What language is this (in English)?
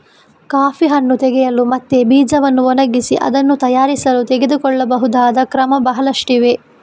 Kannada